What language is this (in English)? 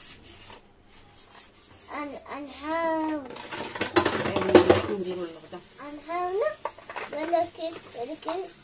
Arabic